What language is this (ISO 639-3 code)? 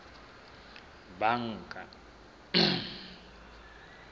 sot